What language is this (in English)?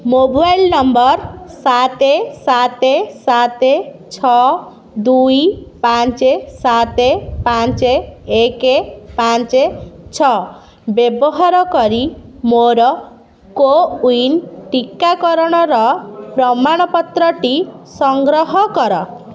Odia